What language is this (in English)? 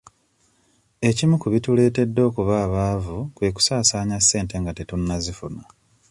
Ganda